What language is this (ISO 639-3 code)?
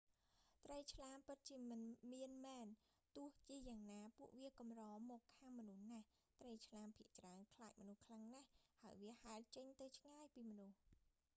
khm